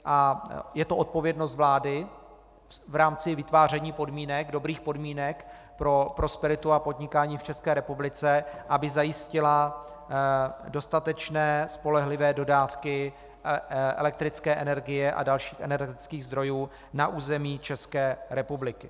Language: Czech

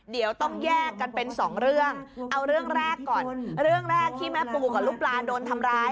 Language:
Thai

